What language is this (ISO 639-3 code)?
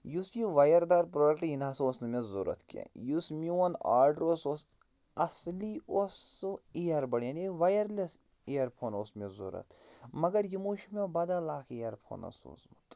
kas